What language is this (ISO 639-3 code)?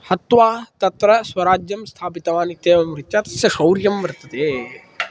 san